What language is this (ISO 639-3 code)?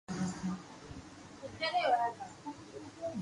lrk